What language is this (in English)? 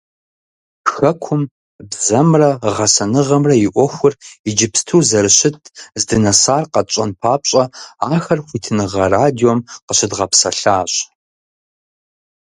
Kabardian